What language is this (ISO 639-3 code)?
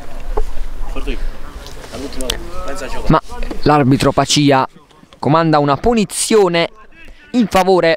ita